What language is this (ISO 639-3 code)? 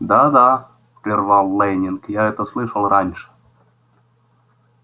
rus